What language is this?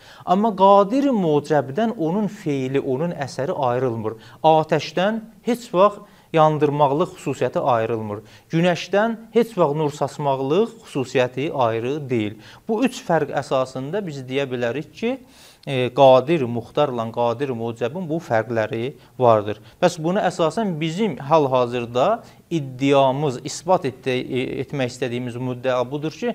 Turkish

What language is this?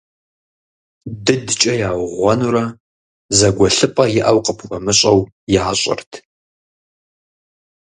Kabardian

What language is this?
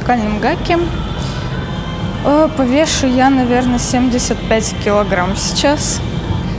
Russian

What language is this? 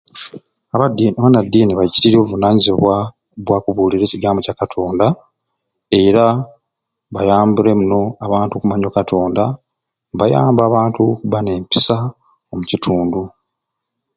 Ruuli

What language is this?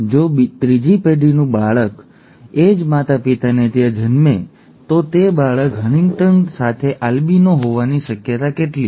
Gujarati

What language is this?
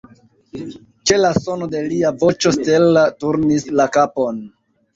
Esperanto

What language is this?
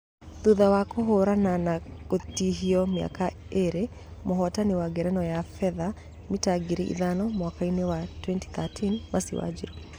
Kikuyu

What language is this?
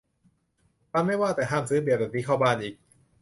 Thai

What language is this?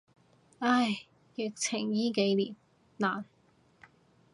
Cantonese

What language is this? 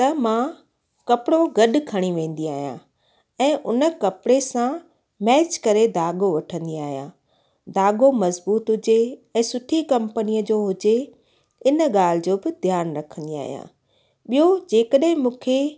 Sindhi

